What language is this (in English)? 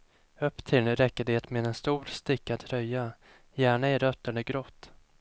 Swedish